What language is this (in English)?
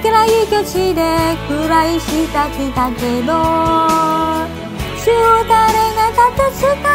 Korean